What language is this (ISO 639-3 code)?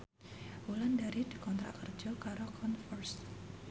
jav